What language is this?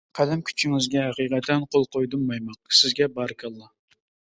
Uyghur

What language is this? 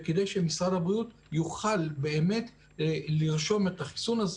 Hebrew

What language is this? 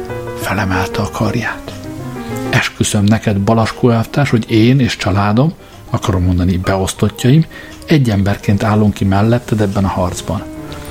Hungarian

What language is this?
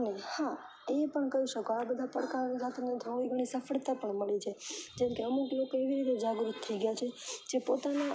Gujarati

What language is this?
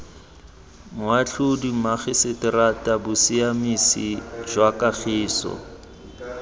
Tswana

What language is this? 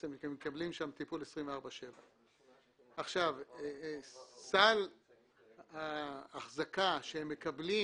Hebrew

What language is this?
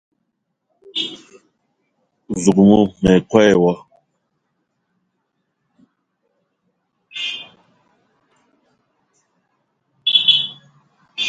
Eton (Cameroon)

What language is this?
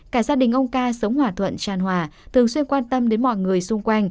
Vietnamese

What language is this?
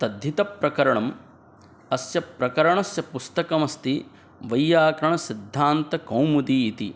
Sanskrit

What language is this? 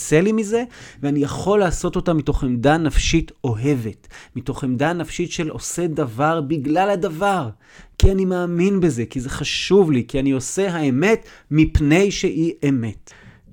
Hebrew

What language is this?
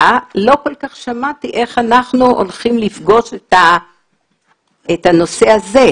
Hebrew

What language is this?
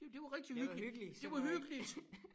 Danish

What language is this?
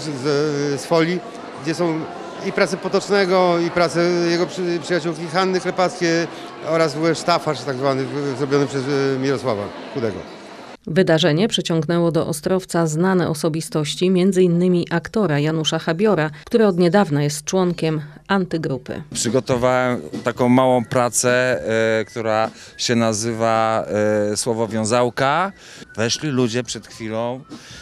Polish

